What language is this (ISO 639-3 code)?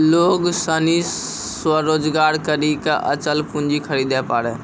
mai